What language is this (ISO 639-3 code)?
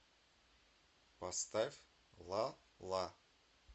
rus